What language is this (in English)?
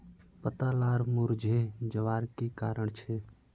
Magahi